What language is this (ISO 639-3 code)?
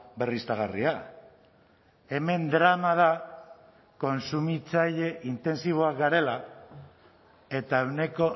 eus